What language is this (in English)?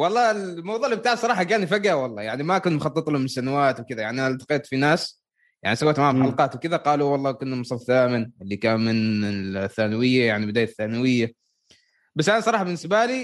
Arabic